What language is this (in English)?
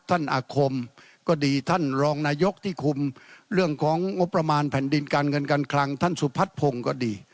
Thai